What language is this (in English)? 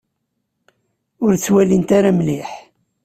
Kabyle